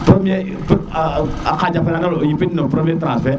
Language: Serer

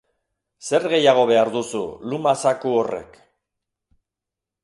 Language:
Basque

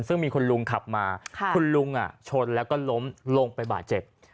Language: Thai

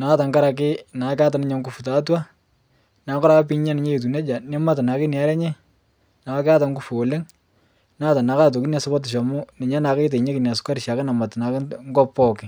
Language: Masai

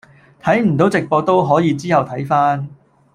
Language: Cantonese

